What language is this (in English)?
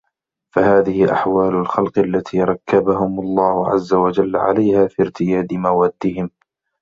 Arabic